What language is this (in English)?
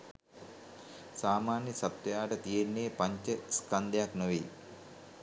Sinhala